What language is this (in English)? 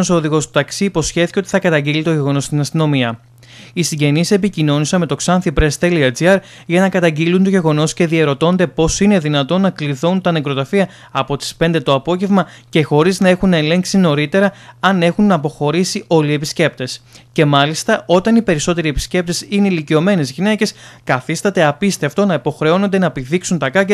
Greek